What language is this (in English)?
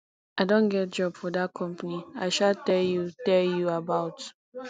Nigerian Pidgin